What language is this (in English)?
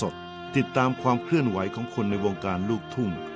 Thai